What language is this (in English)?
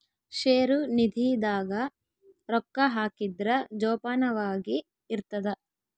Kannada